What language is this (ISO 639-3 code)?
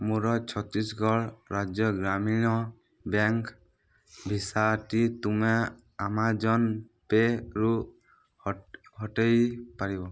ori